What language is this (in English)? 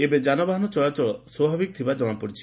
Odia